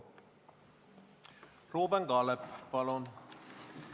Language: Estonian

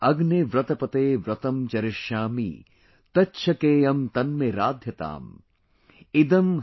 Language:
English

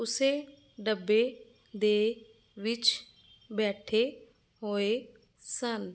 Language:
Punjabi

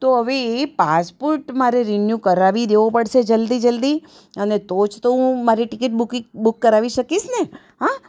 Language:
Gujarati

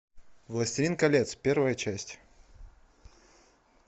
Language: Russian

